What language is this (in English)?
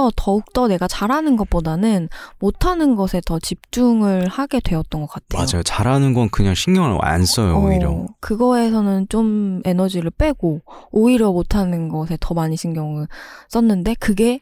Korean